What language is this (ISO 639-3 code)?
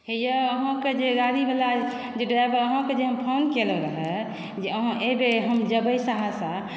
mai